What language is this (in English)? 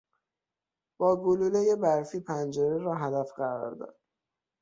Persian